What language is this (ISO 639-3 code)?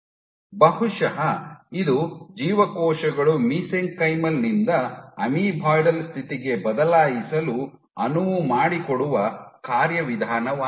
kan